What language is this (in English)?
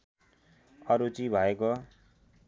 Nepali